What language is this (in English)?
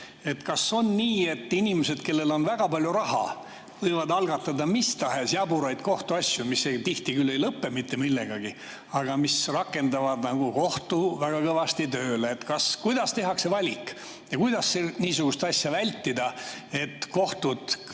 Estonian